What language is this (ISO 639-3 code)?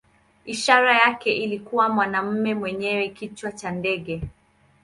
swa